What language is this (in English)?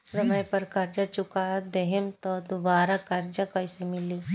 Bhojpuri